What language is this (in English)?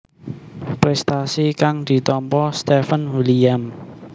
Javanese